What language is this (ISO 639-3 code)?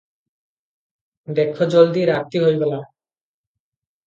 ori